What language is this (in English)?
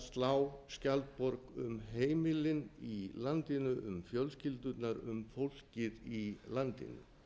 Icelandic